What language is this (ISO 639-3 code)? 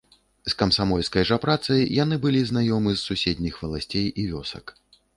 bel